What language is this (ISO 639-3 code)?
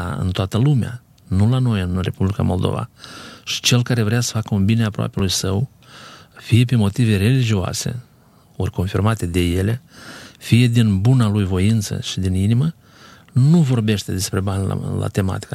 ron